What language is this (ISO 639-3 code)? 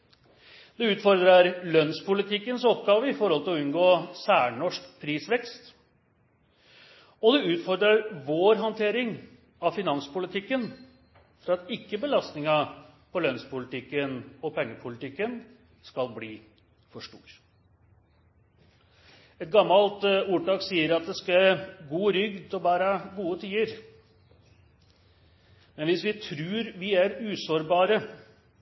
nno